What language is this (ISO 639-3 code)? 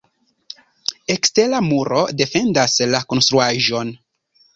epo